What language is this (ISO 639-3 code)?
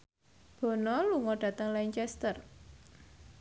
jav